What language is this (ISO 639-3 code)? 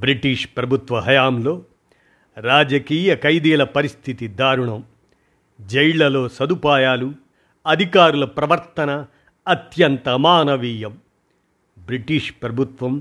tel